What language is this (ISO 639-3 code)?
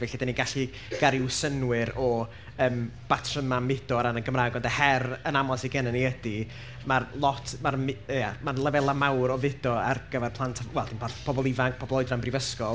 cym